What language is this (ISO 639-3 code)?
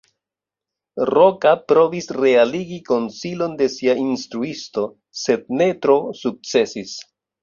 epo